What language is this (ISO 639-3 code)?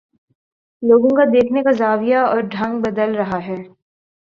urd